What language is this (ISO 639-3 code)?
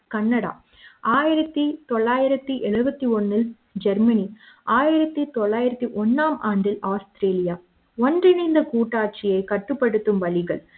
tam